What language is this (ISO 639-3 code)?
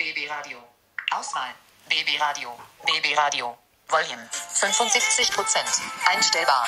deu